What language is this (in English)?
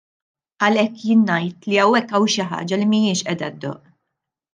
Maltese